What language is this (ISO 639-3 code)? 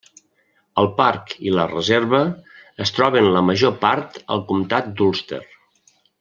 cat